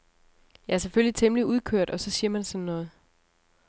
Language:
Danish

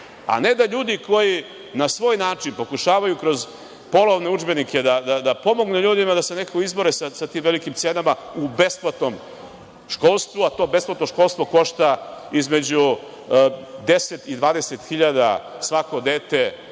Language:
Serbian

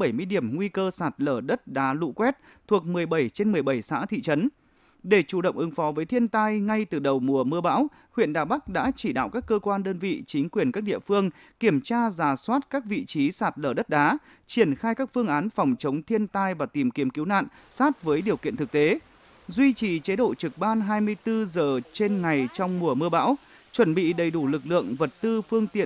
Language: Vietnamese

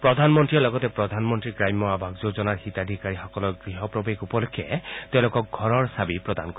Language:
Assamese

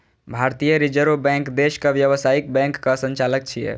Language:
Maithili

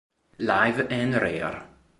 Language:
Italian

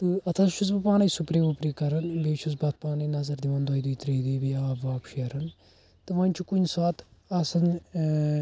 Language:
Kashmiri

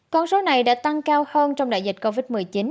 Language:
Vietnamese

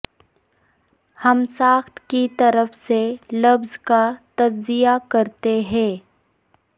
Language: Urdu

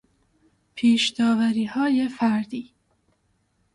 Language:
Persian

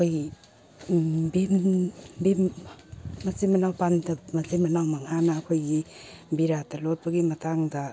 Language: Manipuri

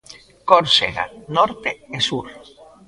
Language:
Galician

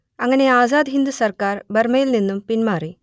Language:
Malayalam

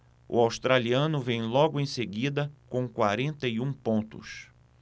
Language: Portuguese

